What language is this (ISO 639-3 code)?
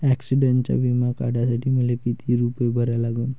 mar